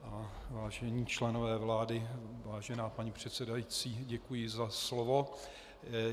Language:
Czech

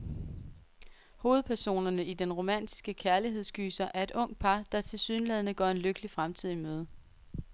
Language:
Danish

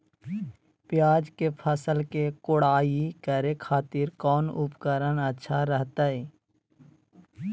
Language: Magahi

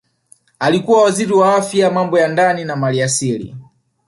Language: Swahili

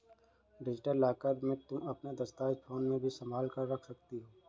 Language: Hindi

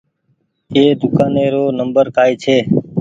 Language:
Goaria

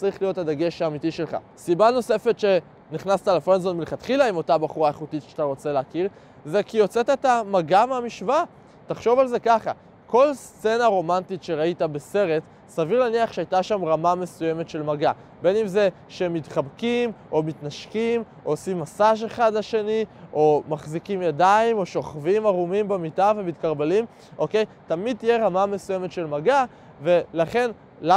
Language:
Hebrew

